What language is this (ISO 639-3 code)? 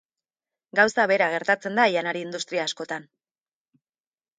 eus